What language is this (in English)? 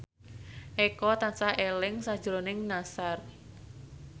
Javanese